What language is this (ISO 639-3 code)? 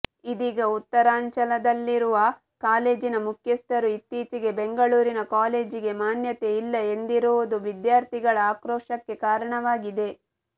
kan